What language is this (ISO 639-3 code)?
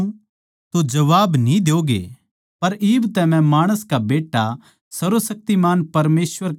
bgc